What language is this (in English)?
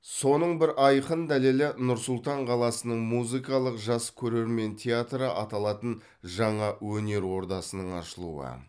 Kazakh